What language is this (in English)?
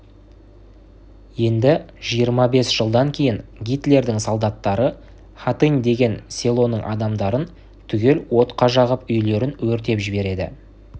Kazakh